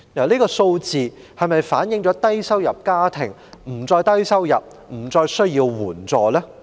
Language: Cantonese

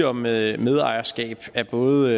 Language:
Danish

